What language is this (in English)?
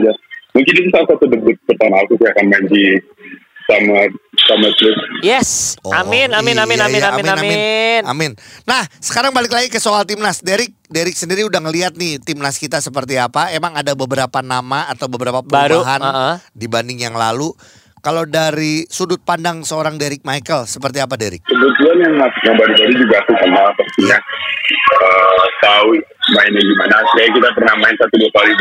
Indonesian